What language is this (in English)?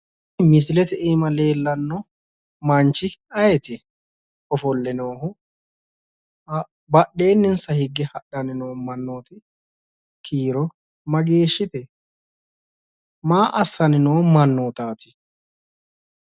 Sidamo